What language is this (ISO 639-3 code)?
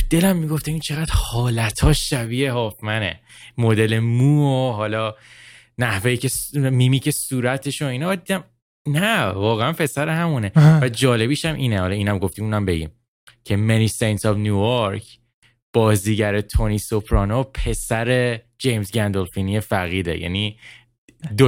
fas